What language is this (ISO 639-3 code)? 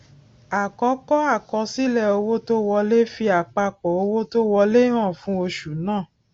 yor